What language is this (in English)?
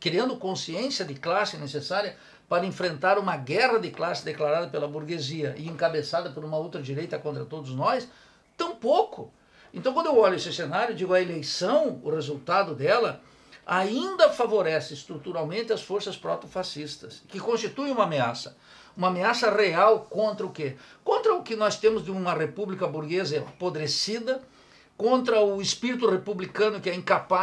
Portuguese